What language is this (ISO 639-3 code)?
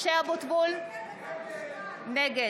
heb